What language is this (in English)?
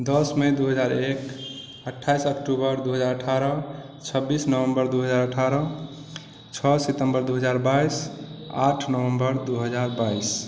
Maithili